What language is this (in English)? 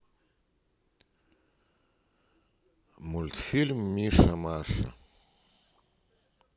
Russian